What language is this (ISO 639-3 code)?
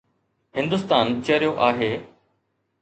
snd